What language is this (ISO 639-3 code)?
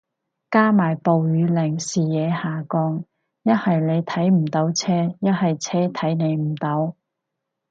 yue